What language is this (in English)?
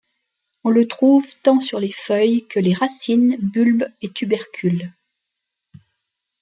French